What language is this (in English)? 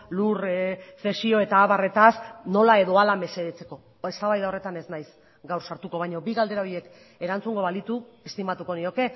Basque